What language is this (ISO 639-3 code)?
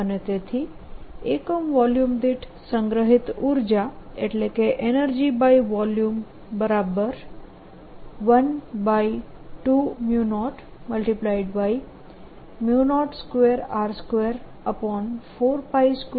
guj